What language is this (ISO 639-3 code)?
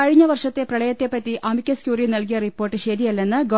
mal